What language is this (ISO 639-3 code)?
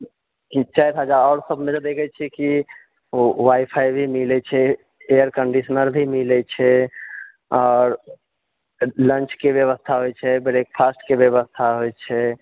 mai